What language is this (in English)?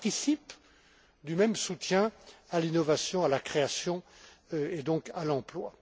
French